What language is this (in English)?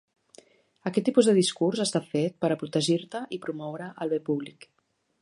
Catalan